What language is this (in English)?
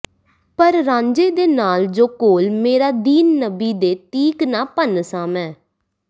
Punjabi